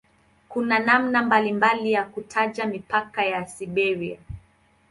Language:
Swahili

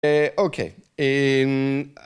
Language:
Hebrew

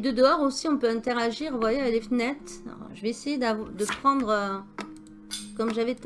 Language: French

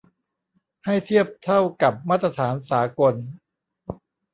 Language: Thai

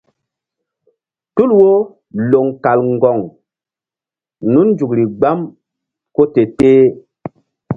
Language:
Mbum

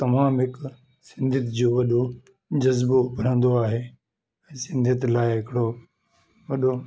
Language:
Sindhi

